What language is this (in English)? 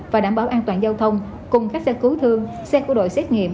Vietnamese